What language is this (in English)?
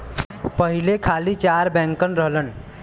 Bhojpuri